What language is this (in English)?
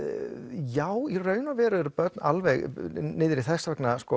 Icelandic